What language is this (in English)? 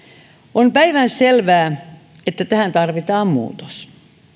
Finnish